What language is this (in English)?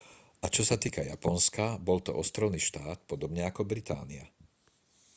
Slovak